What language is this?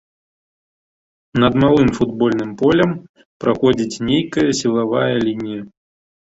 Belarusian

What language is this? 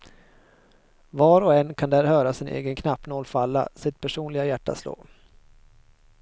Swedish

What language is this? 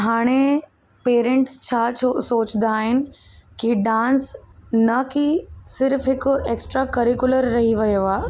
Sindhi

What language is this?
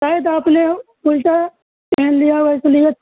Urdu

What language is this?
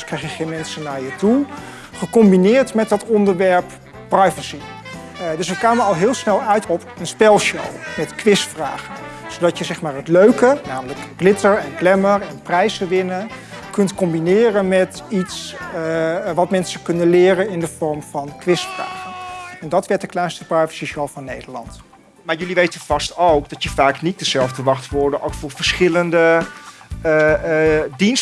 Dutch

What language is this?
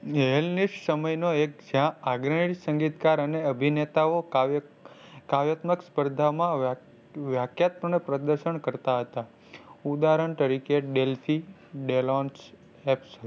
Gujarati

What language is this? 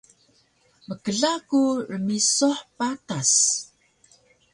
Taroko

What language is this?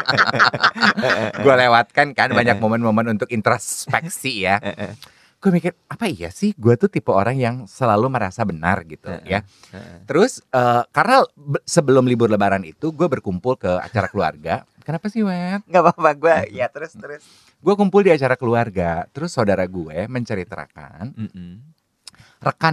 Indonesian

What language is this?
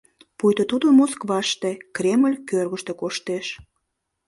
Mari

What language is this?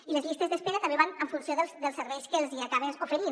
Catalan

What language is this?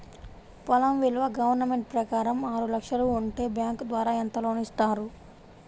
Telugu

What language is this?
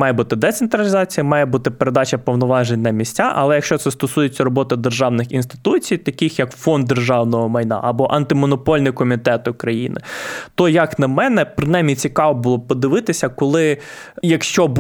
Ukrainian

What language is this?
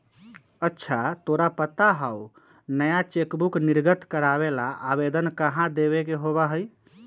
Magahi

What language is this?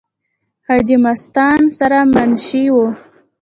Pashto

